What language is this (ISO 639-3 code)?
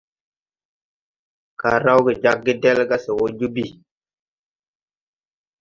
tui